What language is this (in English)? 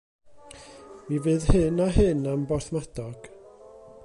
Welsh